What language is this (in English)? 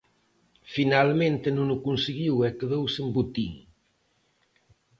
Galician